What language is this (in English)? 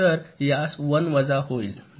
Marathi